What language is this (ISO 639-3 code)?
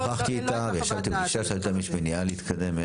heb